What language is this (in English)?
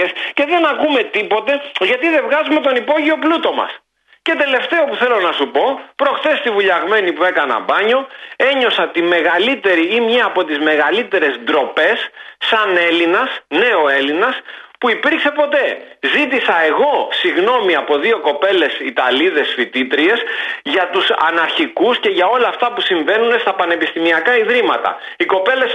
Greek